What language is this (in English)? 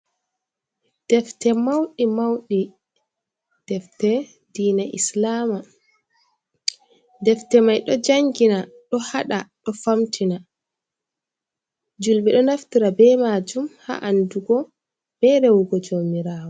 Fula